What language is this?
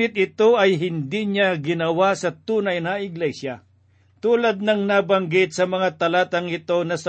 Filipino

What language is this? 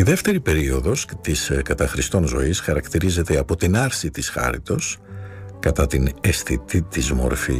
Greek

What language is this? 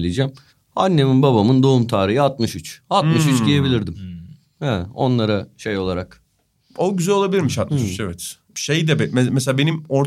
Turkish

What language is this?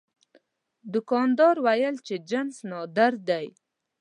Pashto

